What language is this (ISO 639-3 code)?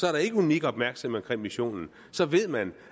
dan